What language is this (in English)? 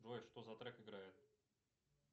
Russian